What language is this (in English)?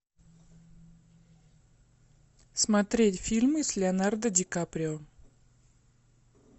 Russian